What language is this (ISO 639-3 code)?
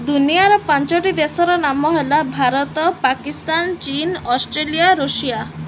ori